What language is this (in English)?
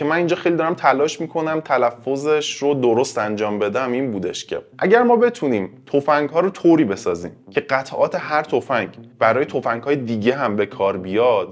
Persian